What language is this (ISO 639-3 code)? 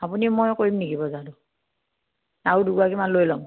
asm